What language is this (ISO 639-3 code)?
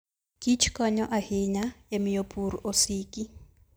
luo